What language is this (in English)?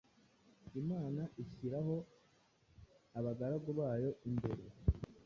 Kinyarwanda